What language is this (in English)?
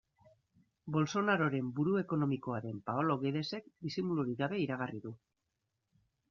Basque